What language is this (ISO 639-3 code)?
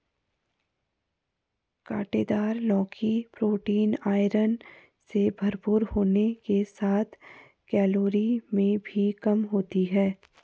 hin